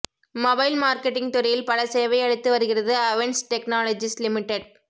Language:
Tamil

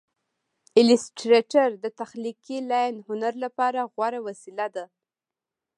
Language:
Pashto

